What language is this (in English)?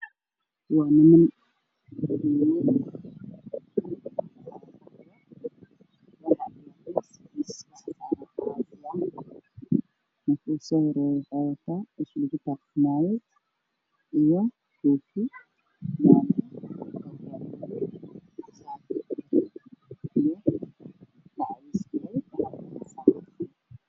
Somali